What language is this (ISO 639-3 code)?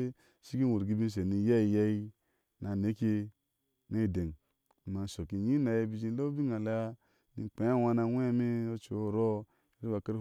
ahs